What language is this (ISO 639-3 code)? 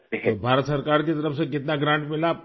urd